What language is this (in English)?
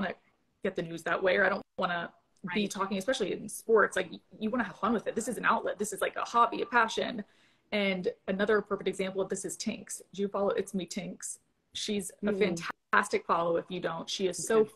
English